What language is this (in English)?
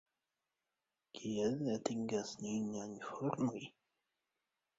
Esperanto